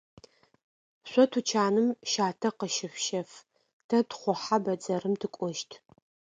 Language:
Adyghe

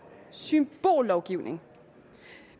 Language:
Danish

